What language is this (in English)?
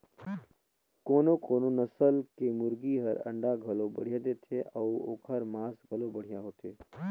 Chhattisgarhi